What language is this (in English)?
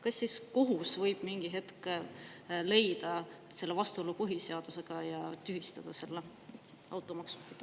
Estonian